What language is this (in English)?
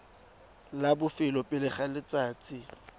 Tswana